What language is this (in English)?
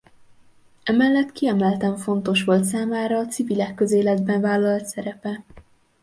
Hungarian